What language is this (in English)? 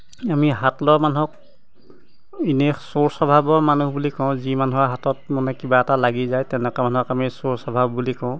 Assamese